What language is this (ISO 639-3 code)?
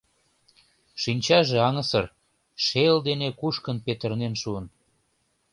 chm